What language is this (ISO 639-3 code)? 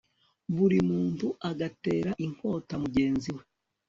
kin